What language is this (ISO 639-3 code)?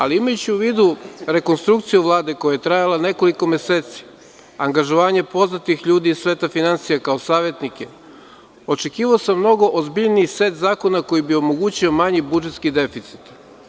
srp